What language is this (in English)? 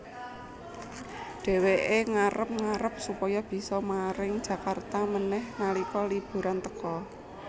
Javanese